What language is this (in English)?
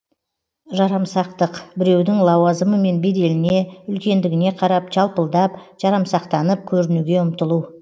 Kazakh